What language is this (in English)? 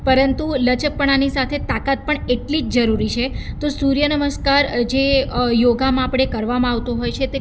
Gujarati